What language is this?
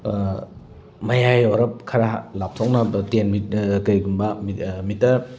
Manipuri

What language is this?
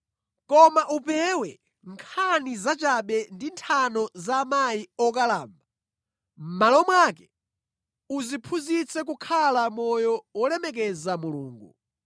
Nyanja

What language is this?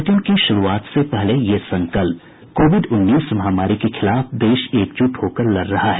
Hindi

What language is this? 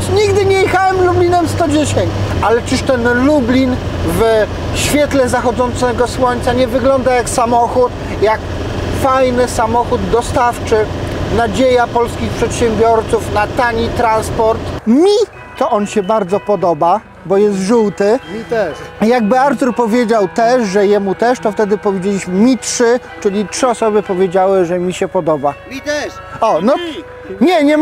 Polish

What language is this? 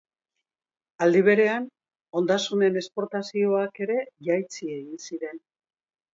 Basque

